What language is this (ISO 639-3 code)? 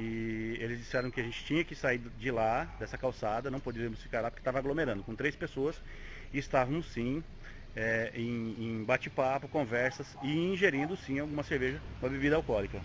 por